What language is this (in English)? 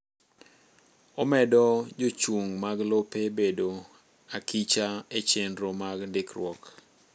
Luo (Kenya and Tanzania)